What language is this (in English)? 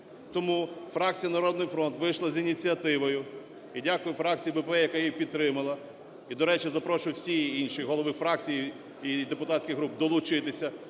Ukrainian